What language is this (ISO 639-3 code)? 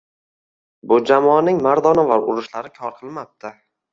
uzb